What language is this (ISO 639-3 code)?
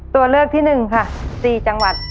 tha